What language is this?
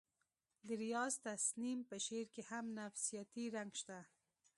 Pashto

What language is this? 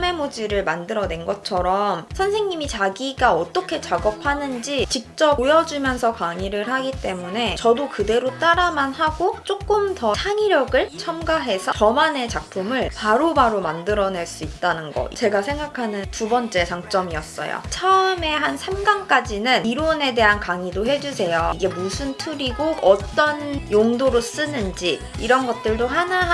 Korean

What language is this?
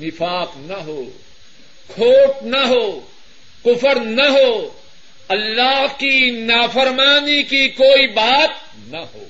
Urdu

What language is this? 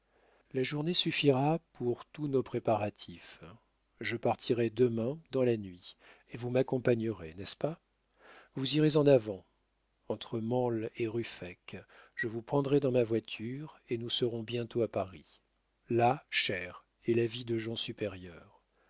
French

